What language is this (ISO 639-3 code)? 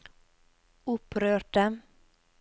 nor